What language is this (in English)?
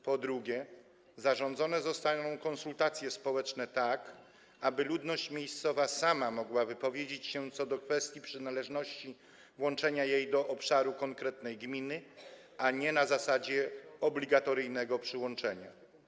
Polish